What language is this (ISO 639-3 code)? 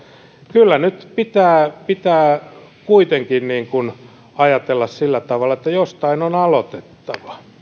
fin